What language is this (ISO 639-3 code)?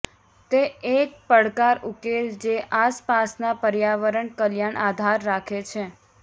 guj